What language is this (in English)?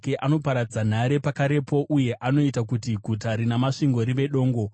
Shona